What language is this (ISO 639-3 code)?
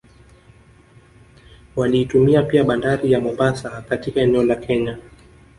swa